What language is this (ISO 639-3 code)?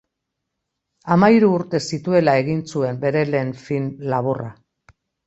eus